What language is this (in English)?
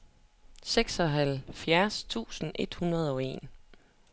Danish